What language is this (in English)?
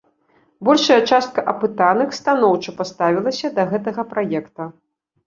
Belarusian